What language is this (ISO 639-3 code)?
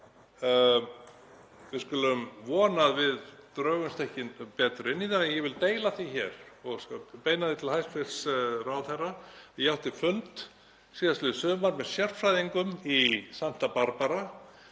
isl